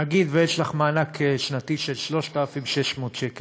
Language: Hebrew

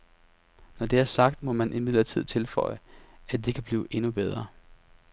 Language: Danish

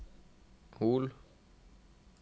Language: Norwegian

